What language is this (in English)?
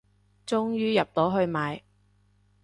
Cantonese